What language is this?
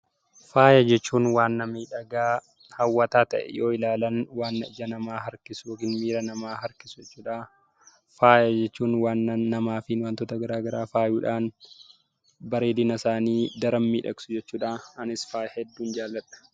Oromo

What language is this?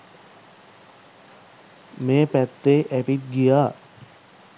Sinhala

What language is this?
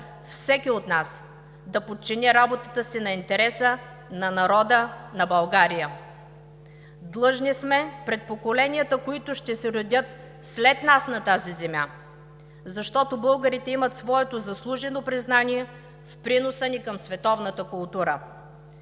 Bulgarian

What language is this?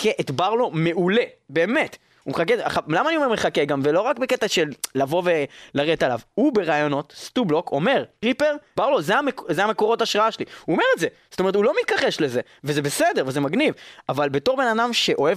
Hebrew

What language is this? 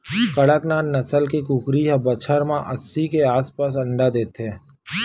Chhattisgarhi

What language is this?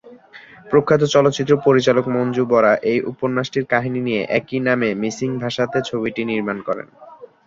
Bangla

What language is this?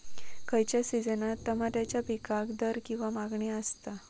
Marathi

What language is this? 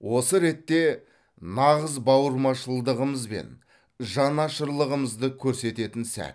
Kazakh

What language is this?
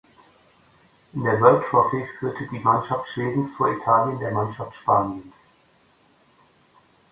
German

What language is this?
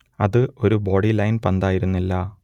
Malayalam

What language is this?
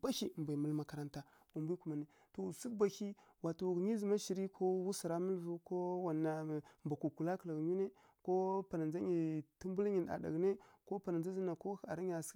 Kirya-Konzəl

